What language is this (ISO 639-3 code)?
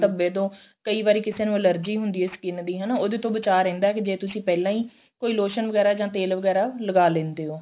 pan